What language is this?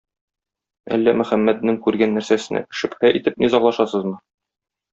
Tatar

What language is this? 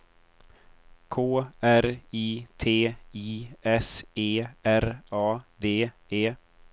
Swedish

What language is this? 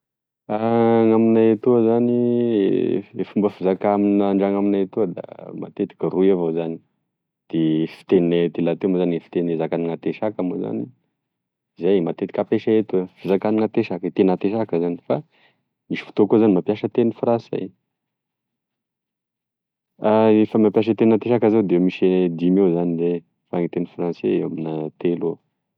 Tesaka Malagasy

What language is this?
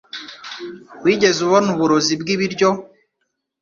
Kinyarwanda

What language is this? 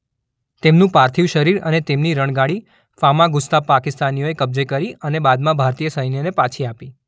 Gujarati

